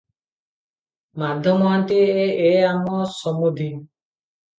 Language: Odia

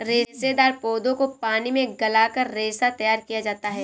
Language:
Hindi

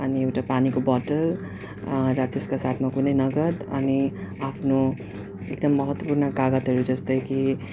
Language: Nepali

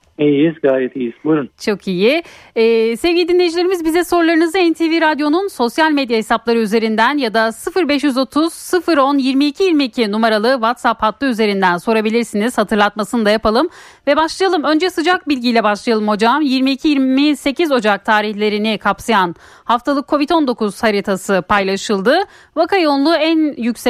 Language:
Turkish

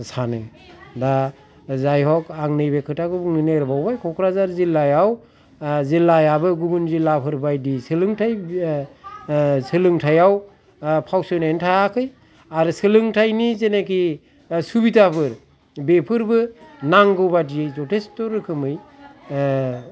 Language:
Bodo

